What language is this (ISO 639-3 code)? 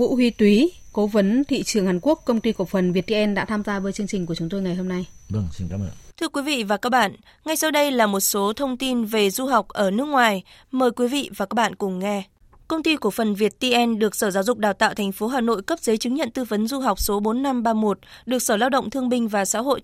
vie